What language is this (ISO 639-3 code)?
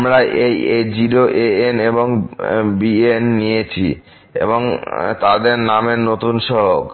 ben